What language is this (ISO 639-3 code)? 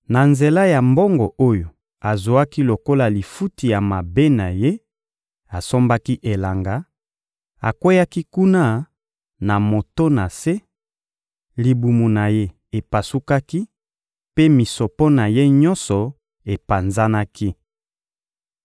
lin